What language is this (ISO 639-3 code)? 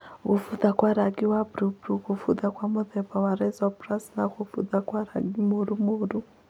kik